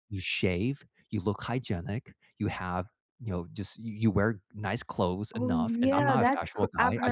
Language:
English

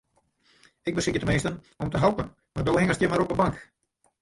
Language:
Western Frisian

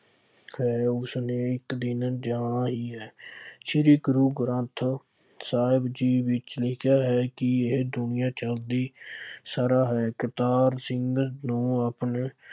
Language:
Punjabi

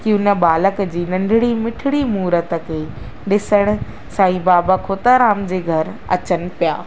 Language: Sindhi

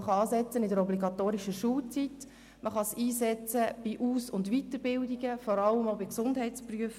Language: Swiss German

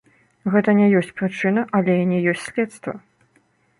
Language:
Belarusian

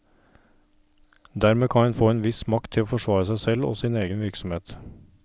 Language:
Norwegian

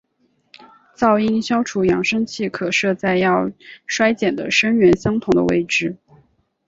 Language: Chinese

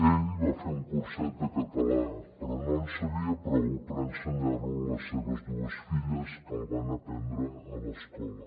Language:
Catalan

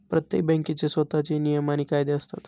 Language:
Marathi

